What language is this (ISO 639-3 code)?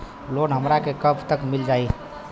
bho